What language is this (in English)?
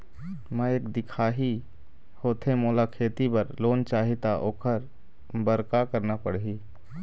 Chhattisgarhi